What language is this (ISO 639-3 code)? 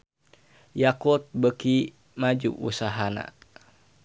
sun